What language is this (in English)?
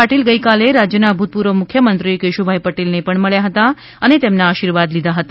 Gujarati